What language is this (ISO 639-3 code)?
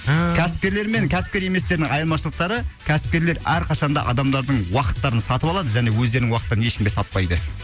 kaz